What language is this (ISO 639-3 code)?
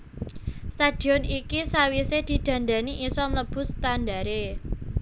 jav